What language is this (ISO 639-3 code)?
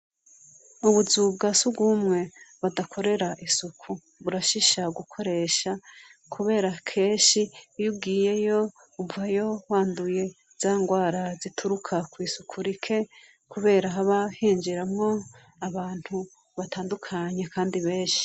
run